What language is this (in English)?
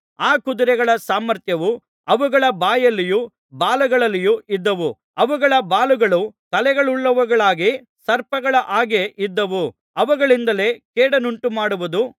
Kannada